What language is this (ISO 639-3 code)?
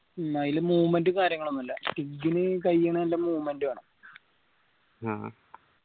mal